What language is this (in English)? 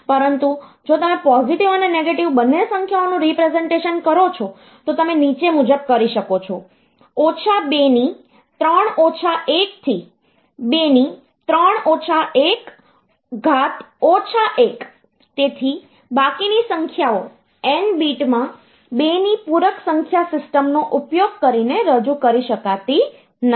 Gujarati